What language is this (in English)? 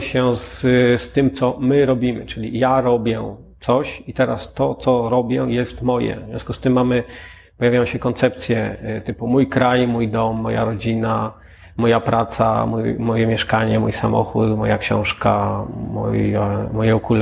Polish